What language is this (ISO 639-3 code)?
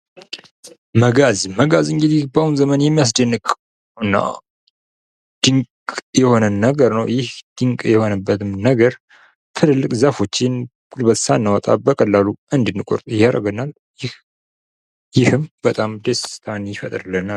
amh